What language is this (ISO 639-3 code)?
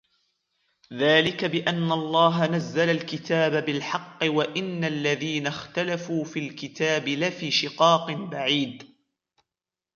ara